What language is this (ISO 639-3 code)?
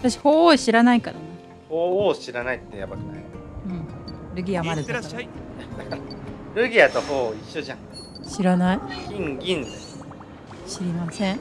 jpn